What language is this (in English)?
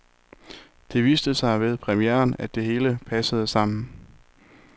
Danish